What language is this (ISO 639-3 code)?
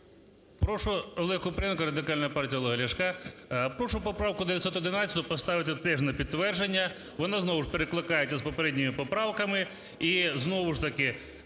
ukr